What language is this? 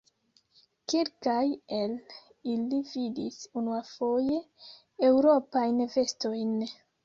Esperanto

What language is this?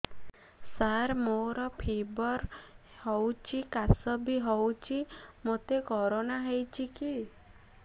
Odia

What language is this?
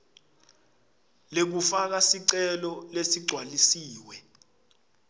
Swati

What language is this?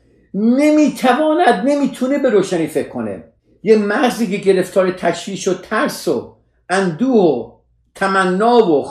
Persian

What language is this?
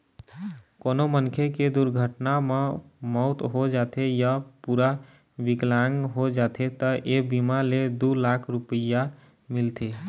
Chhattisgarhi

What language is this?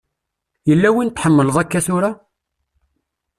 Kabyle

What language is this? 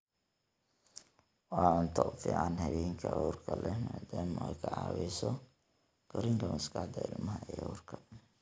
Somali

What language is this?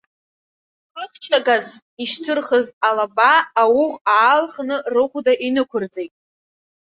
Abkhazian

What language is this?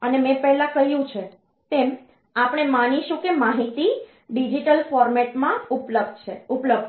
Gujarati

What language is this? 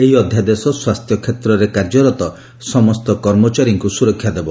Odia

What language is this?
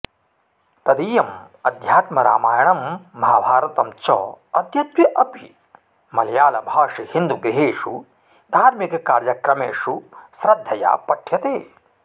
Sanskrit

